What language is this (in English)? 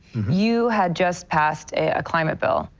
English